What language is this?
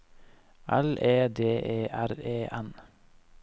Norwegian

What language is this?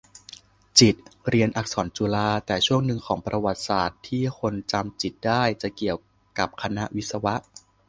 Thai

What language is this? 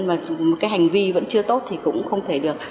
Vietnamese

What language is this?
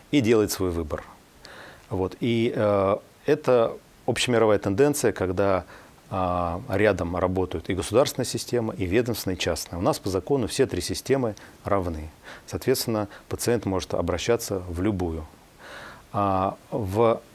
Russian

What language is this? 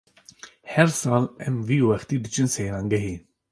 Kurdish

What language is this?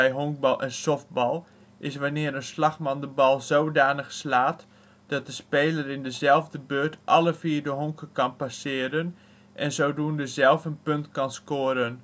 Dutch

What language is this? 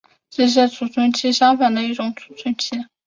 Chinese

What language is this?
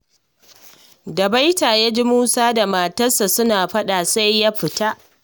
Hausa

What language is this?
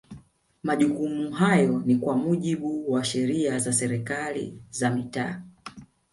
Swahili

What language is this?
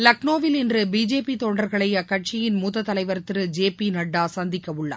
Tamil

